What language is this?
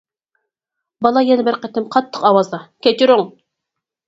Uyghur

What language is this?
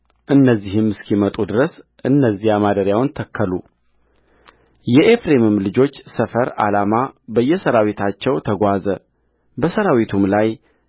Amharic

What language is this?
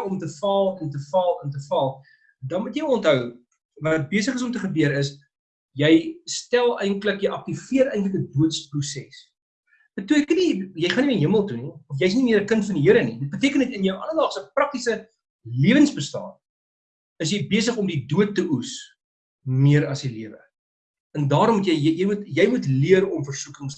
Dutch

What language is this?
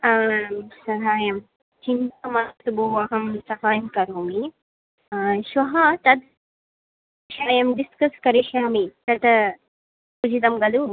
Sanskrit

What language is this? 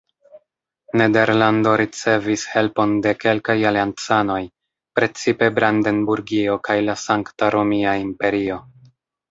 Esperanto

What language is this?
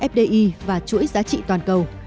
Vietnamese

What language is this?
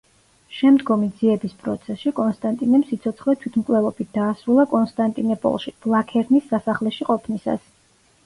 Georgian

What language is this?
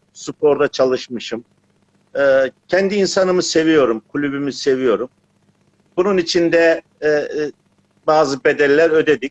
Turkish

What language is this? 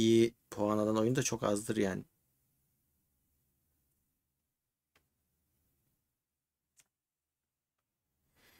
Turkish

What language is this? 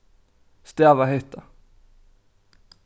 Faroese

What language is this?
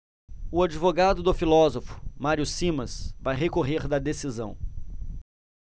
Portuguese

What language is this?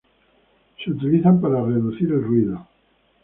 Spanish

